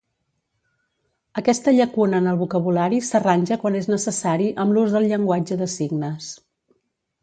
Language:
Catalan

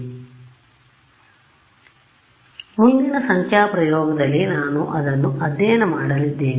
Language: Kannada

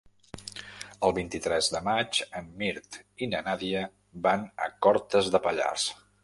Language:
Catalan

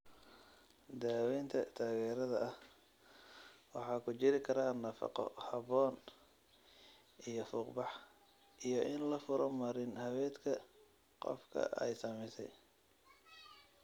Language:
Somali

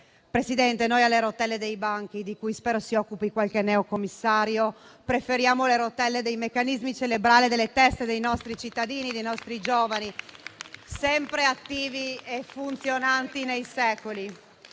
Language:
Italian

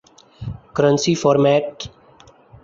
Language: Urdu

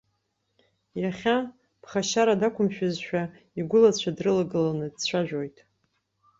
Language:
Abkhazian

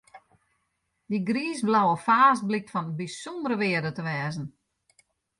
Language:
Western Frisian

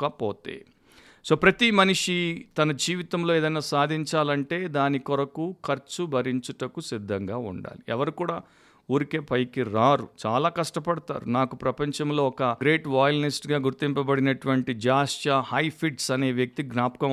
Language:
Telugu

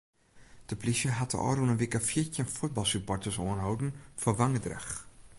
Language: Western Frisian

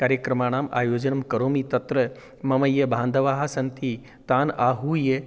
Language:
Sanskrit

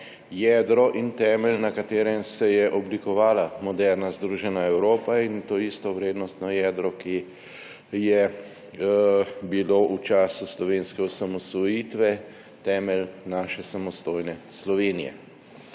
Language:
Slovenian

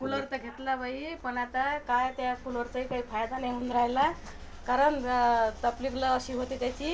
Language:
Marathi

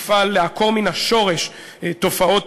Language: Hebrew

